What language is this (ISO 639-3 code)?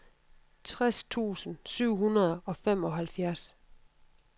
dan